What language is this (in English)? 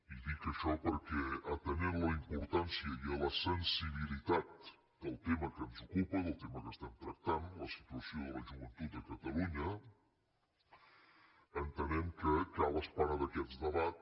Catalan